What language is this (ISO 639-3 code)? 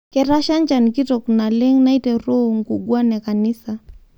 mas